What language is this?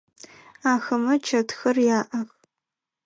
Adyghe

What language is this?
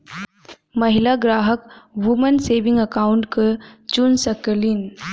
Bhojpuri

